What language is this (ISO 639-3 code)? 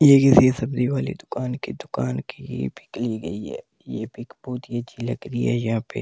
hin